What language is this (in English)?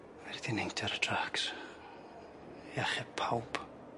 Welsh